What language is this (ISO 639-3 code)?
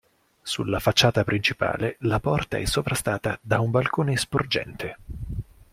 ita